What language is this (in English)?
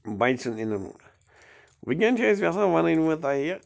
Kashmiri